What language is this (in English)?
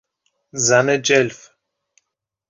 Persian